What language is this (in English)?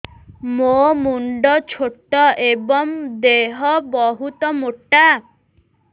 Odia